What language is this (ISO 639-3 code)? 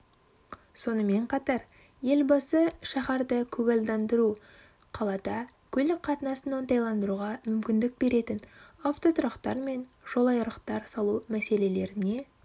kaz